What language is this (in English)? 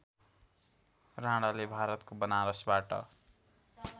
Nepali